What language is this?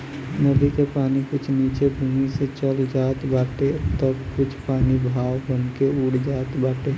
Bhojpuri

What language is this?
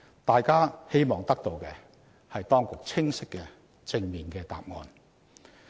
Cantonese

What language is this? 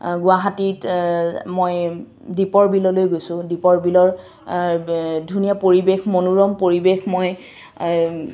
Assamese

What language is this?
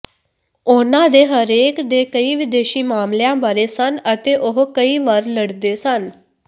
Punjabi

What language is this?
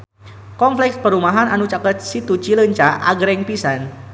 Sundanese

